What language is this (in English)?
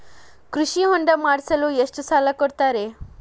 Kannada